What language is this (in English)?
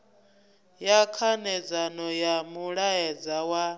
Venda